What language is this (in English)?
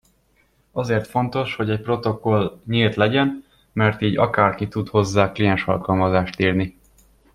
Hungarian